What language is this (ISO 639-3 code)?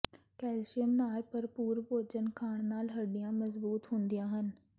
pan